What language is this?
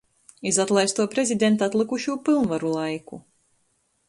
Latgalian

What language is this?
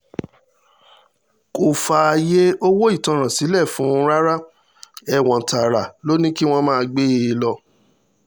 Yoruba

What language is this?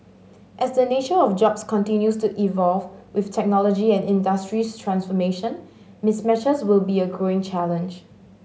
English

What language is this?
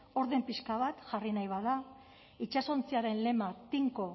Basque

